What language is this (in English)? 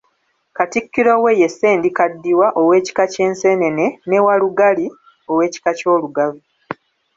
Ganda